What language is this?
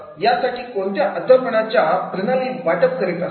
Marathi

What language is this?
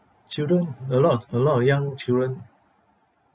English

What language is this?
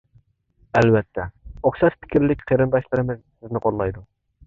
Uyghur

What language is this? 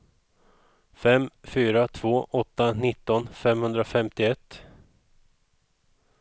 Swedish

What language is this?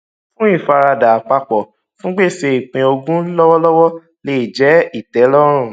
Yoruba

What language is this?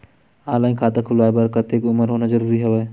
Chhattisgarhi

